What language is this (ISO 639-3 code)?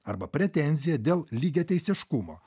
lit